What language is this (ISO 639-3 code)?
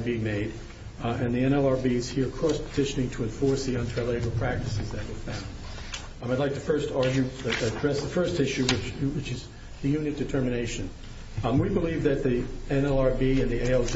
eng